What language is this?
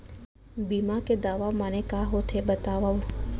Chhattisgarhi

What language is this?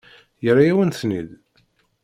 Kabyle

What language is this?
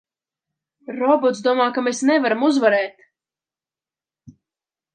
Latvian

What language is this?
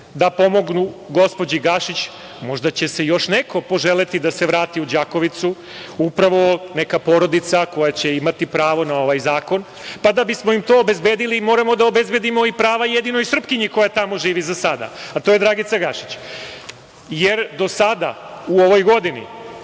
Serbian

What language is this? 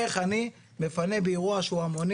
Hebrew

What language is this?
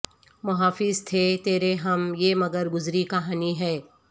Urdu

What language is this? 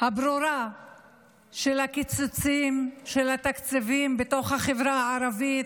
Hebrew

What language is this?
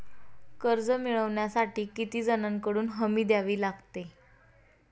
Marathi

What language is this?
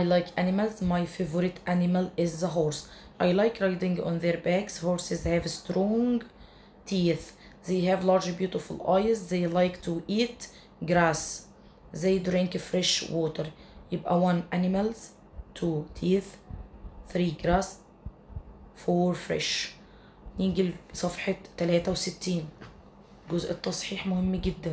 Arabic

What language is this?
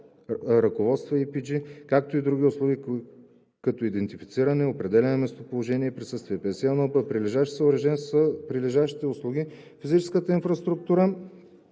Bulgarian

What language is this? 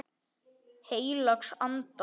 Icelandic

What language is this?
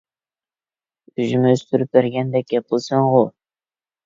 Uyghur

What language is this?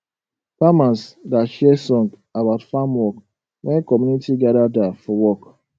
Nigerian Pidgin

